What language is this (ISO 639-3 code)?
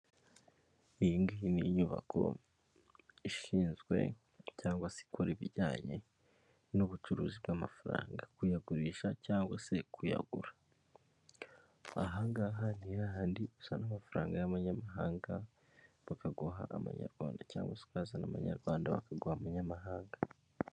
kin